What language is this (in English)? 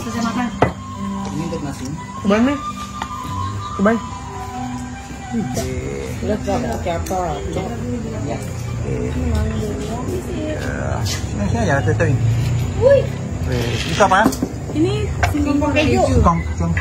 Indonesian